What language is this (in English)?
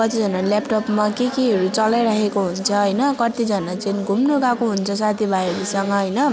Nepali